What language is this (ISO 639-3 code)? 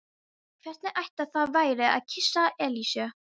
isl